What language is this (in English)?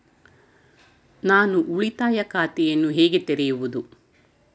Kannada